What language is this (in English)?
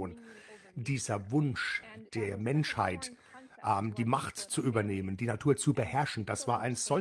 German